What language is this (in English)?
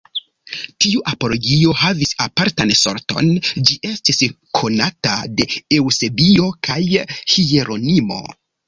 Esperanto